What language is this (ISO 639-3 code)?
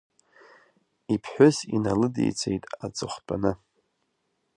abk